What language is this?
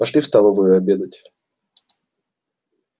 Russian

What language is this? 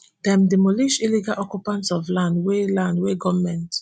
Nigerian Pidgin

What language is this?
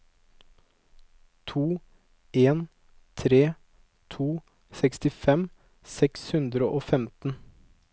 Norwegian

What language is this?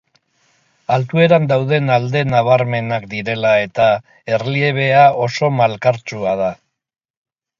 Basque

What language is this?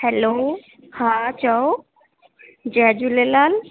Sindhi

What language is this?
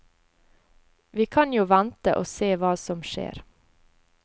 Norwegian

